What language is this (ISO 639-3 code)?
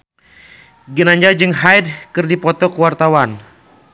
sun